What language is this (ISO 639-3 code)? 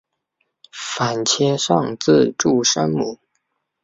zho